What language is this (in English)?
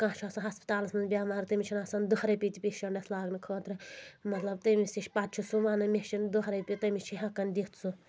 Kashmiri